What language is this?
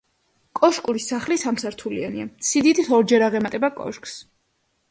Georgian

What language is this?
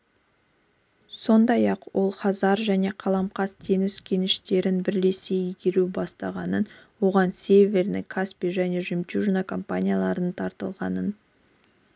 Kazakh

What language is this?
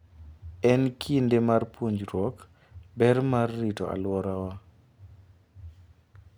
Luo (Kenya and Tanzania)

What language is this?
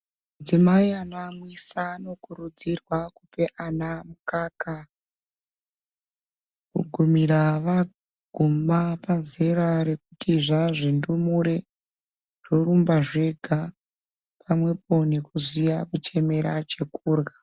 Ndau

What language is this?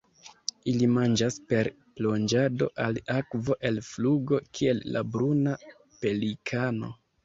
Esperanto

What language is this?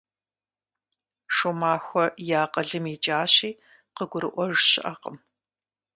Kabardian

